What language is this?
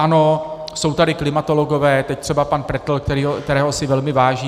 Czech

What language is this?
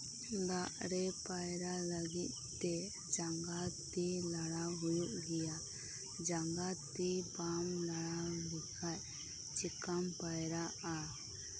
Santali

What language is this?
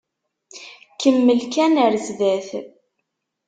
Kabyle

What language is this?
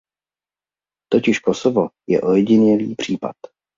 Czech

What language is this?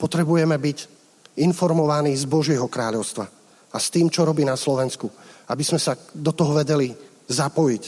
Slovak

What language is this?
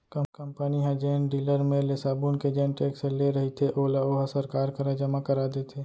Chhattisgarhi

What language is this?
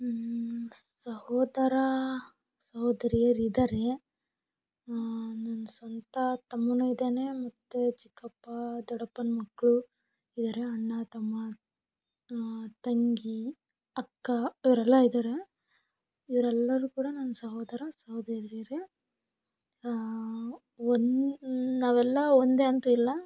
Kannada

